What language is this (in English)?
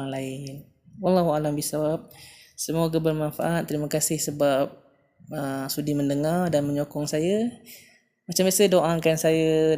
Malay